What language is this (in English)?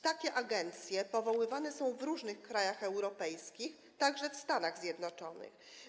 Polish